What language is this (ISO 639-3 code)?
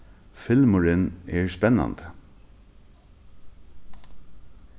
fao